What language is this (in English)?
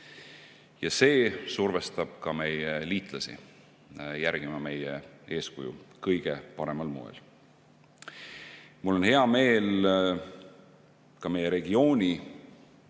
Estonian